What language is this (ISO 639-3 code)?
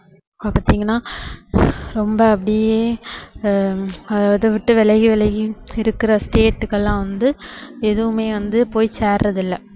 tam